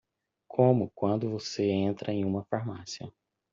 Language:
Portuguese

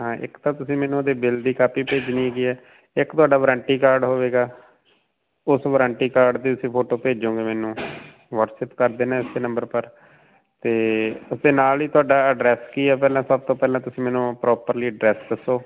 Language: Punjabi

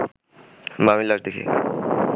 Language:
Bangla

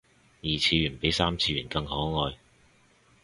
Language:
Cantonese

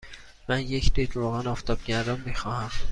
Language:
Persian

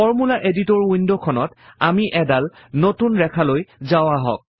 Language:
Assamese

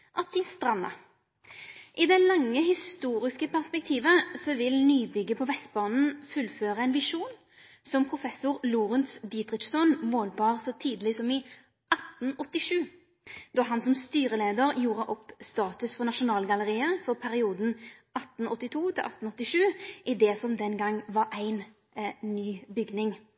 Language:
Norwegian Nynorsk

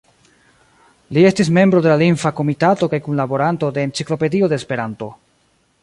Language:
Esperanto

